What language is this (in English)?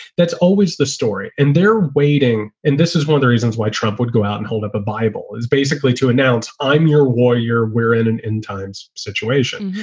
English